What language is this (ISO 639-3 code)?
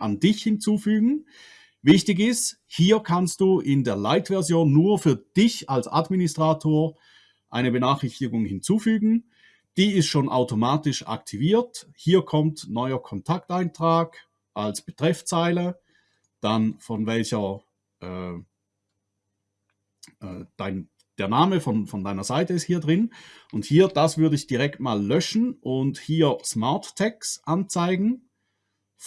deu